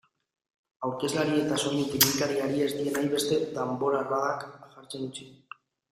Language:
Basque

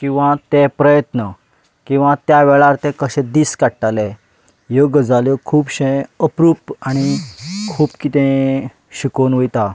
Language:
Konkani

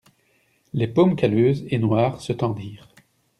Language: French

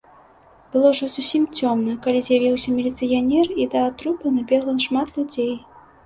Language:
Belarusian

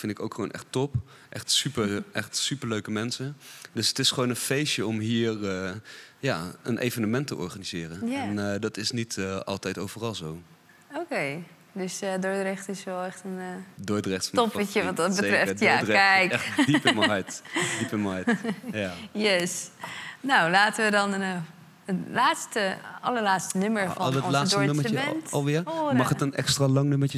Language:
Dutch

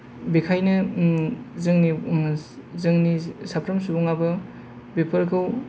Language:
Bodo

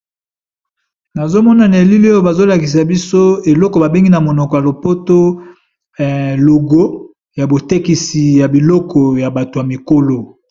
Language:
Lingala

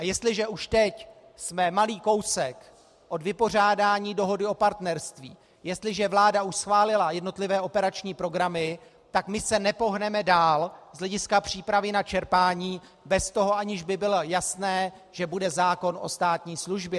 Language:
Czech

